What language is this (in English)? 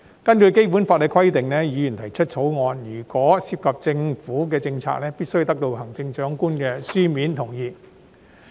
Cantonese